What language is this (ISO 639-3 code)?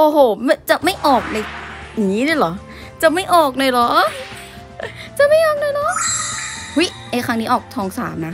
tha